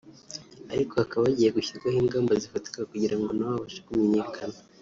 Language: Kinyarwanda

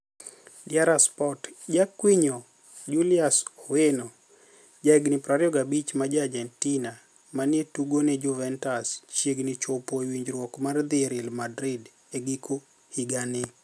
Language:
Luo (Kenya and Tanzania)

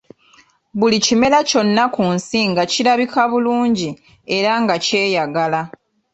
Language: Ganda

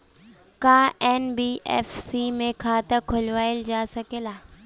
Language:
Bhojpuri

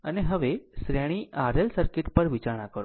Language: Gujarati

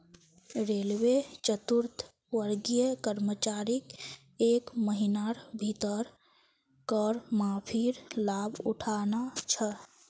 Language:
Magahi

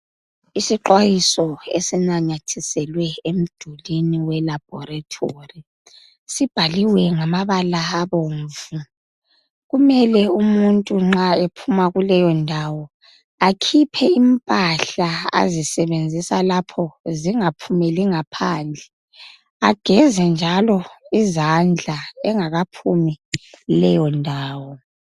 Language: North Ndebele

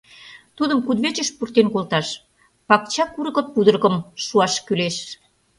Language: Mari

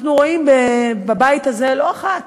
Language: Hebrew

